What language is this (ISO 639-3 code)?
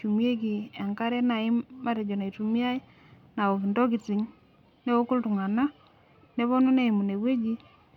mas